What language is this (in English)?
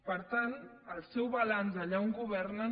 Catalan